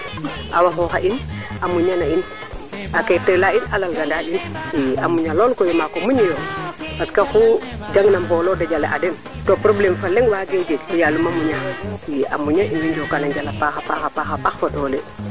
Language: Serer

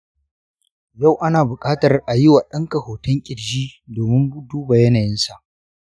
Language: Hausa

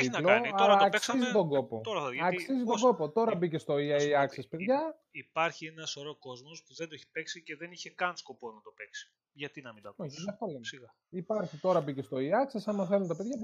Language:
Greek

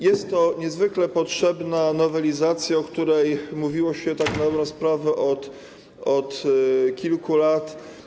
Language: Polish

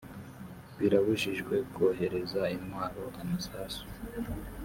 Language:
Kinyarwanda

